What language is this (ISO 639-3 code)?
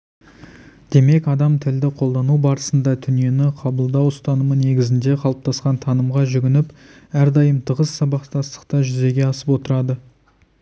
kaz